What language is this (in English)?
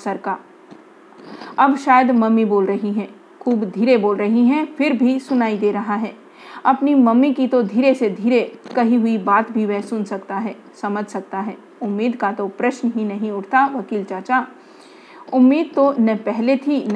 Hindi